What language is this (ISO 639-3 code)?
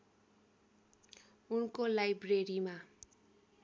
nep